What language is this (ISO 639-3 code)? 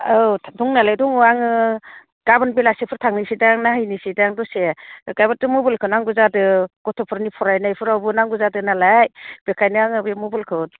brx